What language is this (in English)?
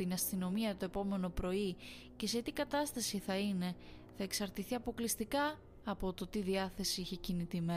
Greek